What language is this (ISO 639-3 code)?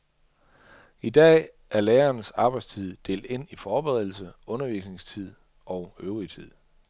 dan